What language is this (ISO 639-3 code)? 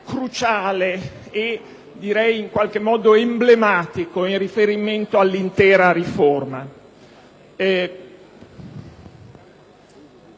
ita